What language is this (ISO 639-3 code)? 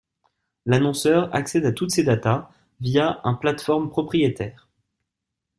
fra